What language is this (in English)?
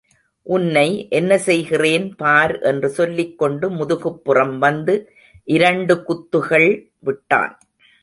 Tamil